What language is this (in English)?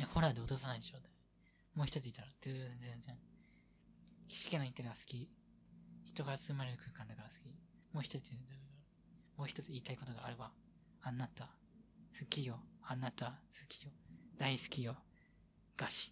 Japanese